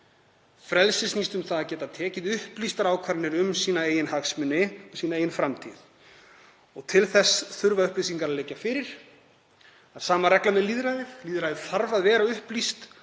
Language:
Icelandic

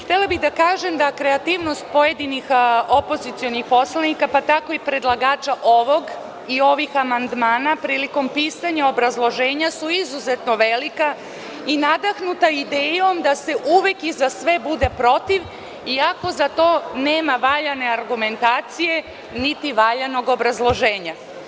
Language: Serbian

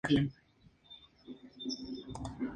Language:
Spanish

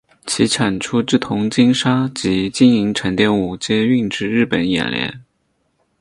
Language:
Chinese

